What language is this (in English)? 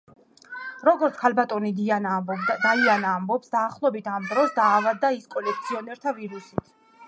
Georgian